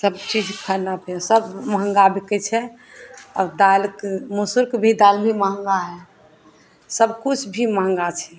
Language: Maithili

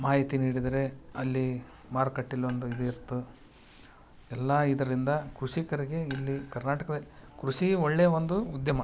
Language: Kannada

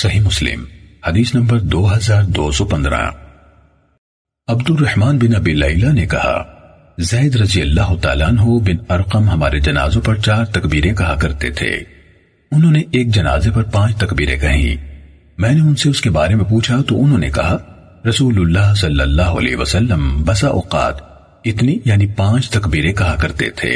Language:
Urdu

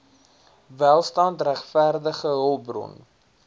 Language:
Afrikaans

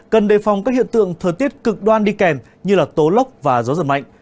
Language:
Vietnamese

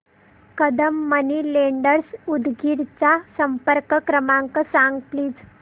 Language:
Marathi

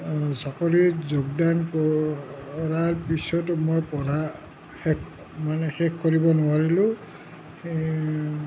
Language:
Assamese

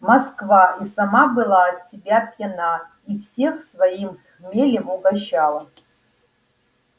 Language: Russian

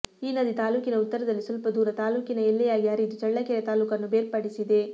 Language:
Kannada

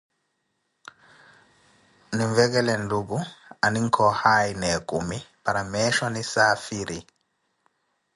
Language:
Koti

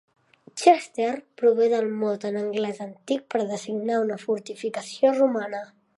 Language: Catalan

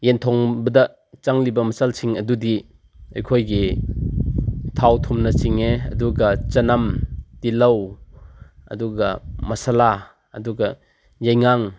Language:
Manipuri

